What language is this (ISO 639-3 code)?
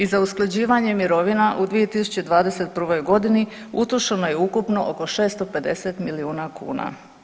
hrv